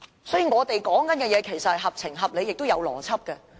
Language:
Cantonese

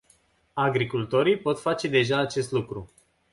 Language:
Romanian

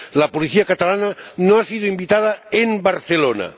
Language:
Spanish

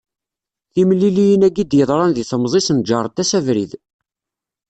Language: Kabyle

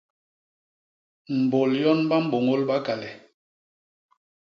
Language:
Basaa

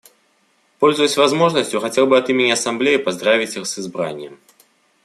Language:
Russian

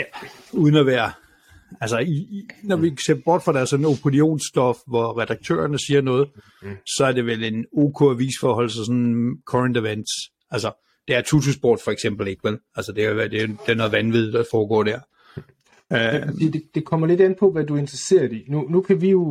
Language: Danish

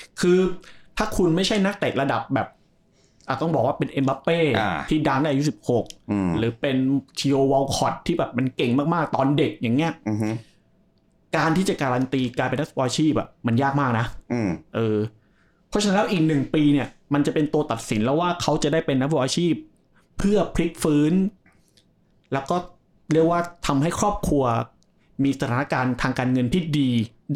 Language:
Thai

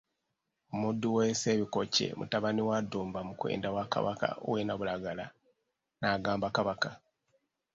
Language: Ganda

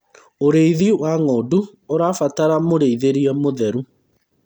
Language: Kikuyu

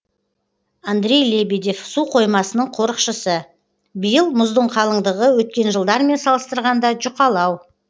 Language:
Kazakh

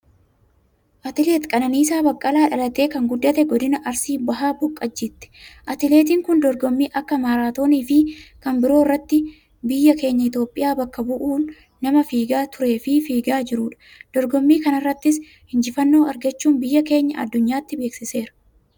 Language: Oromo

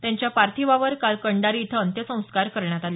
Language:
Marathi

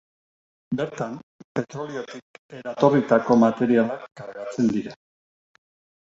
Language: Basque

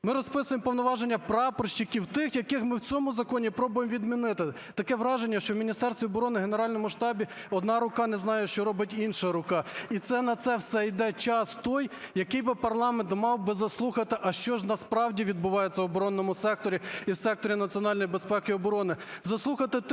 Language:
Ukrainian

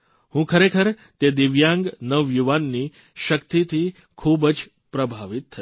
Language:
Gujarati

